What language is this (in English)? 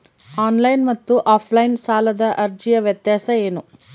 Kannada